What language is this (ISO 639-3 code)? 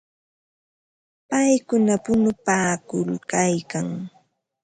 qva